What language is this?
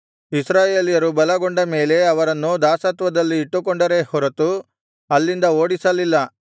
Kannada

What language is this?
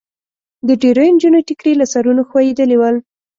Pashto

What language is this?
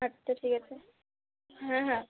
Bangla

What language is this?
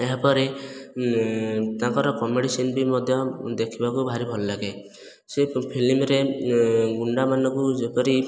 Odia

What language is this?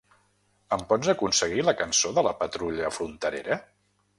Catalan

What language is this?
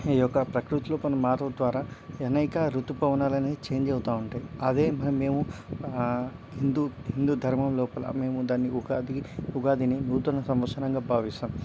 Telugu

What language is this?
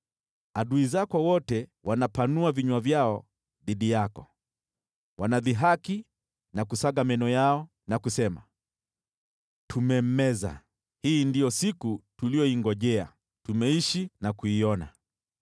Swahili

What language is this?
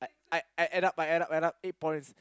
English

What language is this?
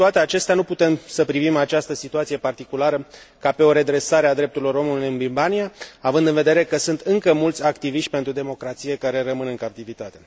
Romanian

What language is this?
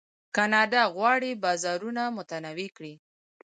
Pashto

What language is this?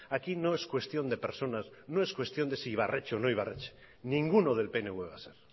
Spanish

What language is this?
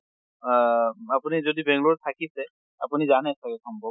Assamese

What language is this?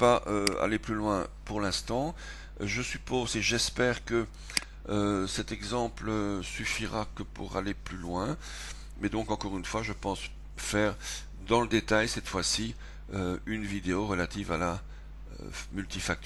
French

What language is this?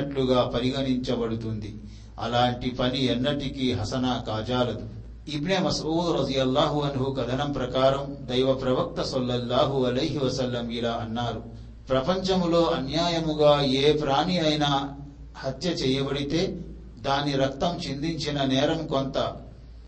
Telugu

